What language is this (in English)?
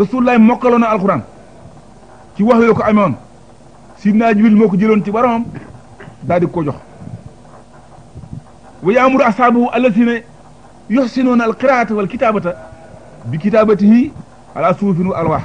Arabic